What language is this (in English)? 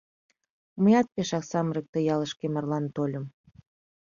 Mari